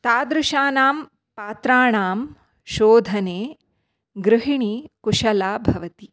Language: Sanskrit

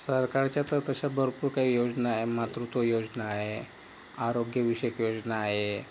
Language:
Marathi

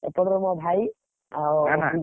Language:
Odia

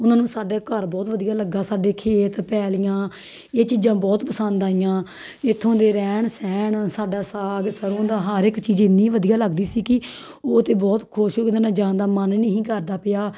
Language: Punjabi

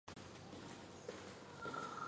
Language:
Chinese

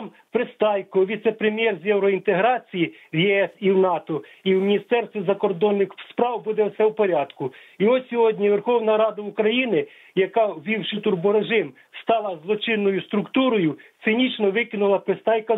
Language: Ukrainian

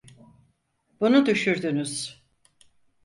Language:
Turkish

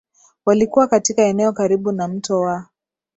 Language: Swahili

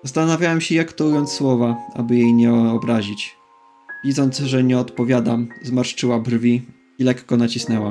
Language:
Polish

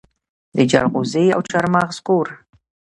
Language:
Pashto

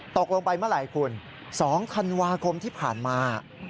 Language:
Thai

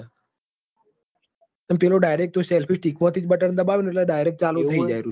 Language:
Gujarati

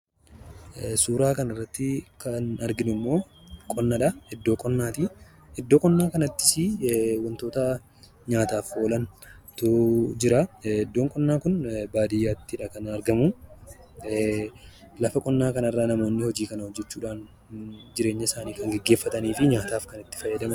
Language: Oromo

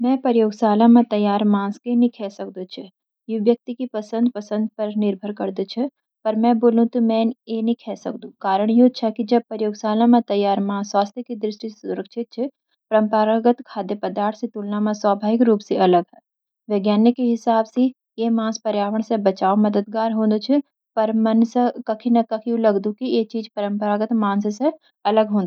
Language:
Garhwali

